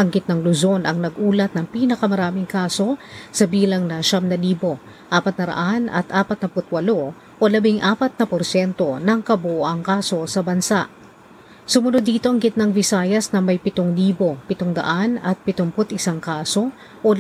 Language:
Filipino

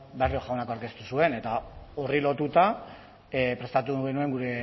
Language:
Basque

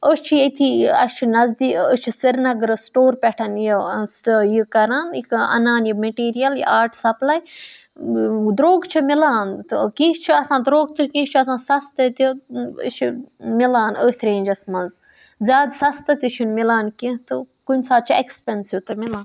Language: Kashmiri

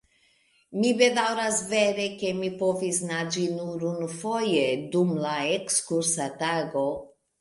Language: Esperanto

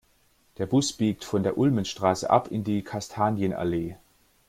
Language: German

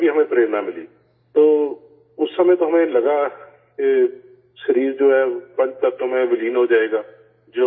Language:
Urdu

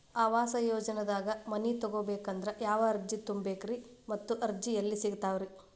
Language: Kannada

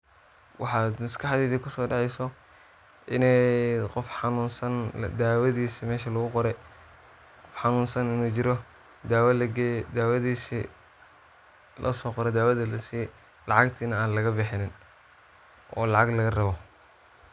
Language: Somali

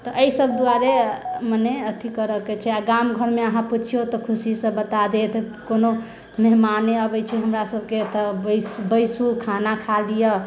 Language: Maithili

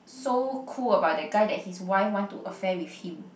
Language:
English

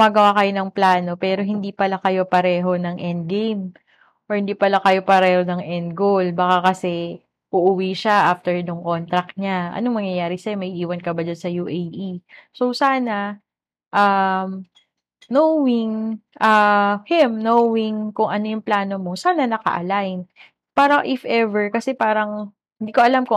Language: Filipino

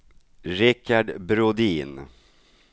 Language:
Swedish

